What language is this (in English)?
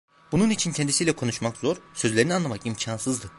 Turkish